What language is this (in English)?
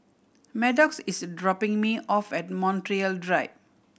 English